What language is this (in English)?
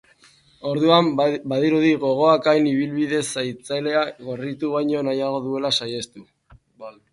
Basque